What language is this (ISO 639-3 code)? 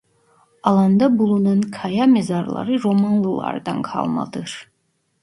tur